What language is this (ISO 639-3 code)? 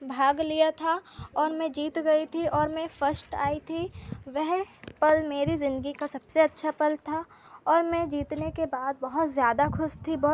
hin